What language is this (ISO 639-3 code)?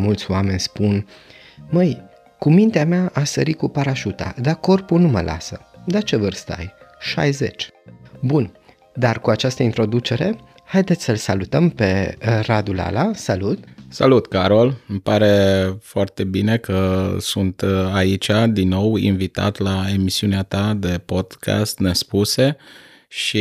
ron